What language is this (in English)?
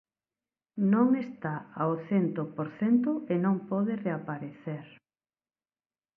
Galician